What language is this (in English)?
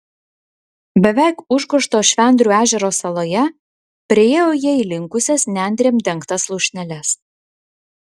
Lithuanian